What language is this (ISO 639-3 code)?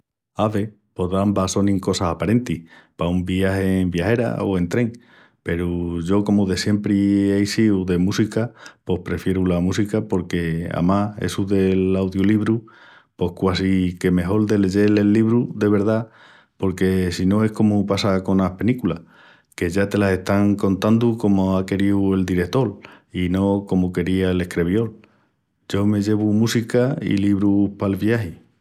ext